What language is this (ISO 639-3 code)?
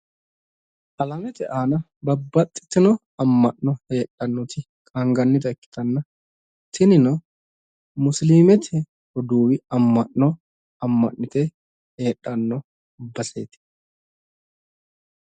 sid